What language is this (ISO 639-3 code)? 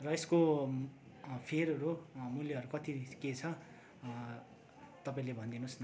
nep